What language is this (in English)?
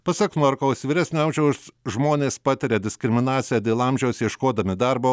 Lithuanian